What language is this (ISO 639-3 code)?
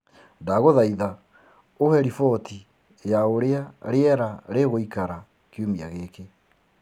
kik